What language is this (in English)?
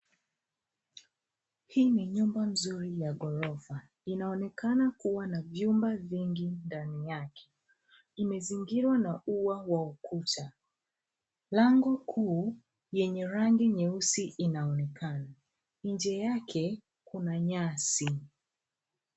Swahili